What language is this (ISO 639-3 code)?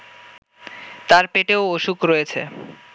ben